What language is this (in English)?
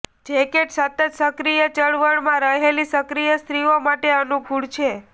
Gujarati